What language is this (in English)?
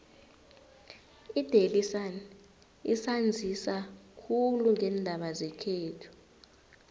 South Ndebele